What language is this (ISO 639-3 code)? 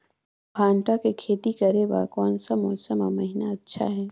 hne